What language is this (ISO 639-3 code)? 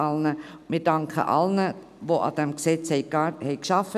gsw